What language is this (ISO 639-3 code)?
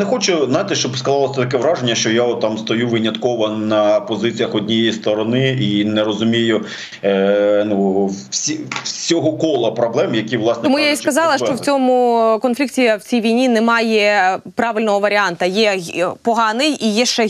ukr